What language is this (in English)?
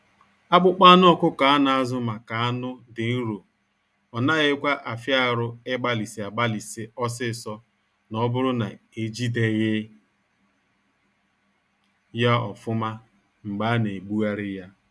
Igbo